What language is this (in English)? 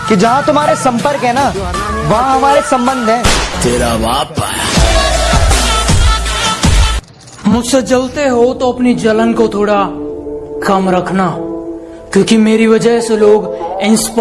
Hindi